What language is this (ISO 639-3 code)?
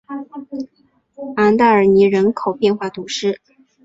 zho